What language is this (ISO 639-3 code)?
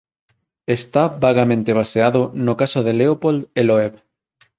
glg